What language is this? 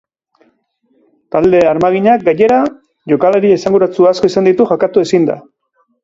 Basque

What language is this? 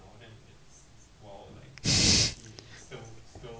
English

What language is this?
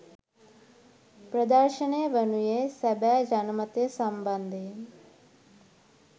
Sinhala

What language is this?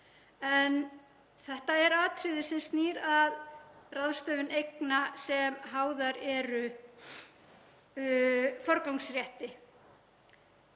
Icelandic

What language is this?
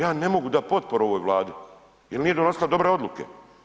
Croatian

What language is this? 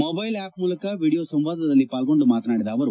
Kannada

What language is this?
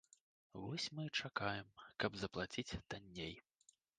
Belarusian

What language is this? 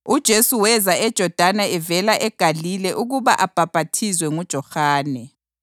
North Ndebele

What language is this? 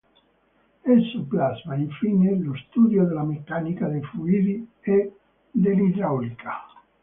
Italian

